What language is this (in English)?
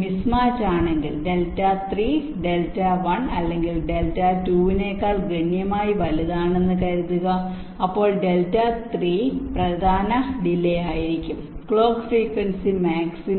Malayalam